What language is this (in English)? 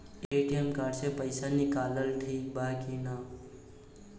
Bhojpuri